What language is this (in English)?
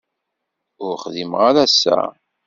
Kabyle